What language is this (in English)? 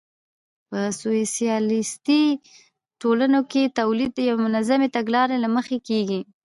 Pashto